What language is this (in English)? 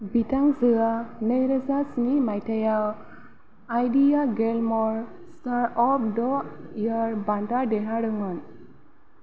Bodo